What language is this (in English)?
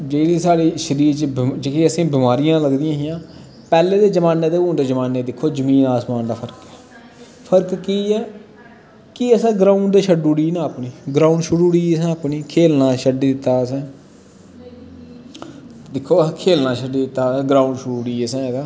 Dogri